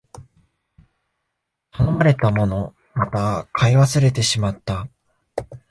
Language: Japanese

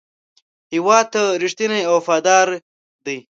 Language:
Pashto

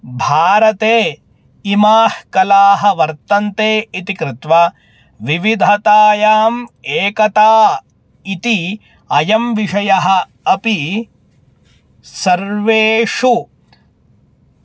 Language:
Sanskrit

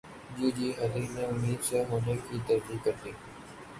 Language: Urdu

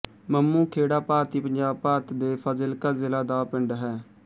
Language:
Punjabi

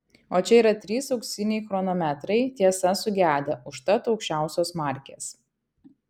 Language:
Lithuanian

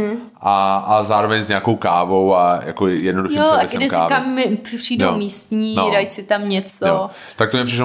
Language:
Czech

